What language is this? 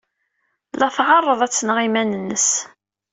Kabyle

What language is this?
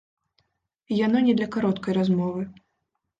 Belarusian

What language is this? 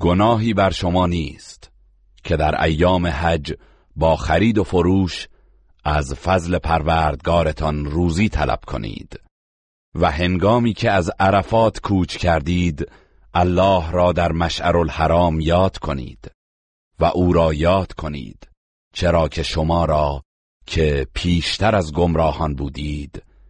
Persian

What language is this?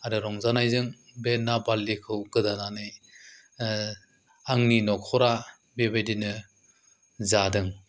Bodo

